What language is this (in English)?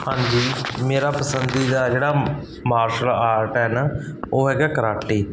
Punjabi